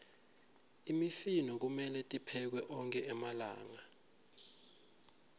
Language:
Swati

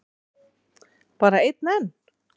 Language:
Icelandic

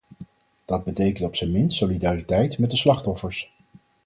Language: Dutch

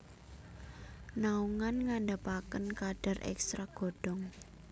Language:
Javanese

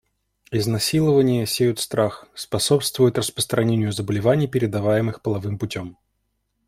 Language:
Russian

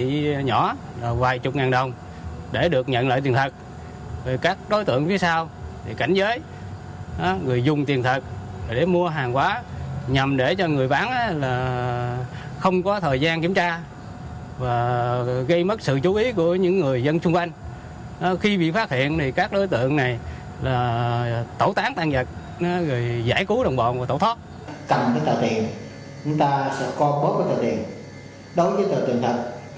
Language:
Vietnamese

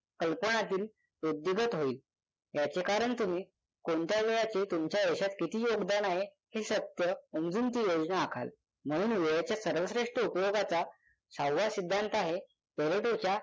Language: Marathi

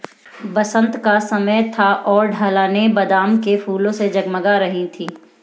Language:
Hindi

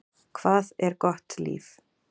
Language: Icelandic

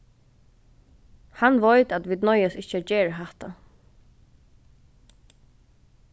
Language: Faroese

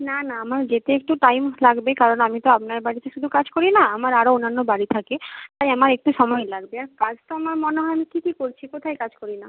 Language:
Bangla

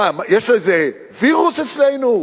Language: Hebrew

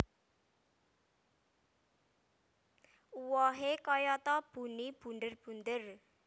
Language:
Javanese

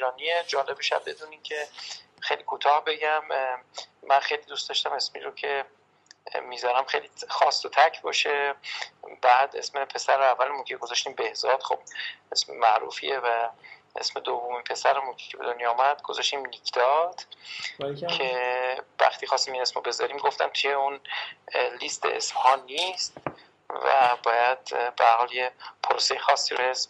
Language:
Persian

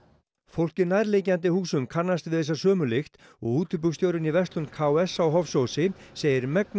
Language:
Icelandic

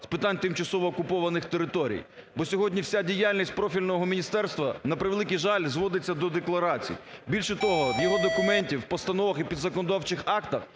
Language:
Ukrainian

